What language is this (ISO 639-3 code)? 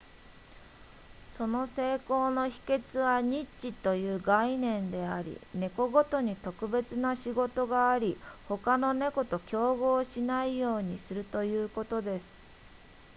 jpn